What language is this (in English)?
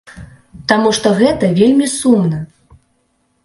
Belarusian